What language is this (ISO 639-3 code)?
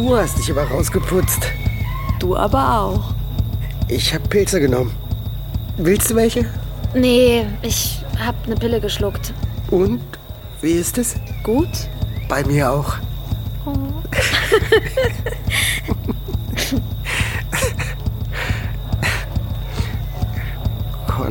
deu